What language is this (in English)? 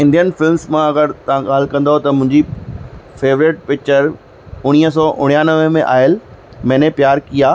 Sindhi